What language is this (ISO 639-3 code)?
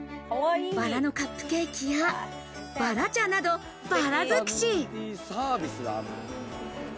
jpn